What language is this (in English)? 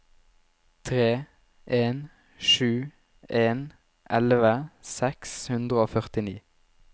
Norwegian